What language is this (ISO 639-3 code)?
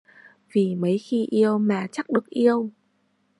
vie